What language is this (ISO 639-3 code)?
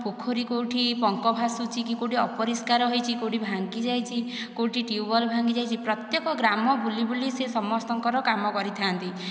ori